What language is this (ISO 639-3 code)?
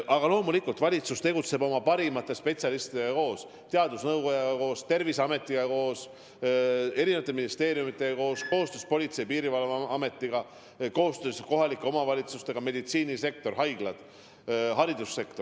est